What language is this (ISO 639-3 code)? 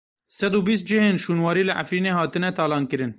kur